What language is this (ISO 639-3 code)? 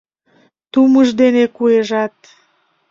chm